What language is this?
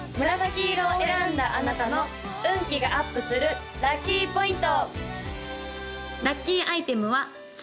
Japanese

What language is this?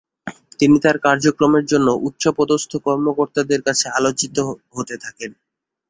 Bangla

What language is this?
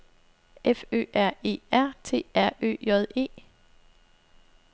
Danish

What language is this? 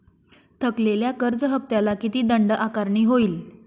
Marathi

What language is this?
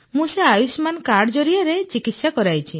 Odia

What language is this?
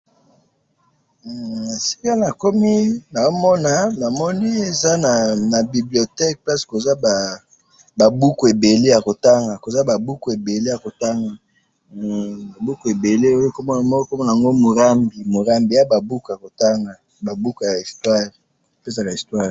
Lingala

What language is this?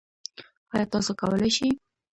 Pashto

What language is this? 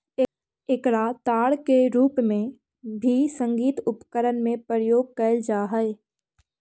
Magahi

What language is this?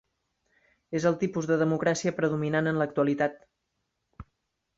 Catalan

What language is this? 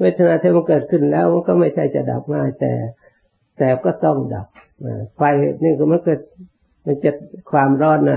Thai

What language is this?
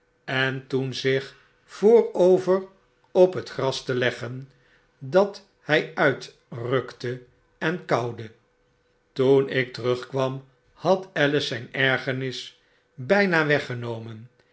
Dutch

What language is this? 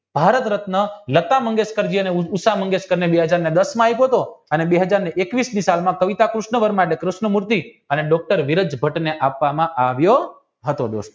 Gujarati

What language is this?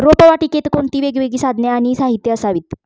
Marathi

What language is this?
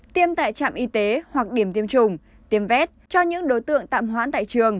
Vietnamese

